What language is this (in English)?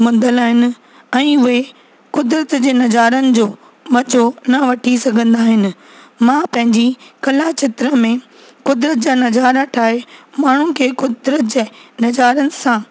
Sindhi